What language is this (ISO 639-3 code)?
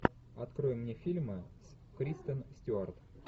rus